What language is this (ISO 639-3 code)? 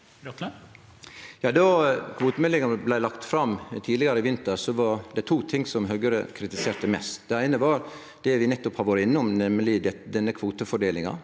nor